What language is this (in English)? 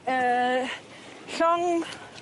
Welsh